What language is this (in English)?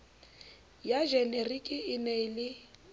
Southern Sotho